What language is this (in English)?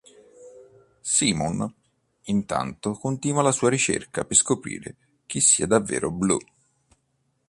Italian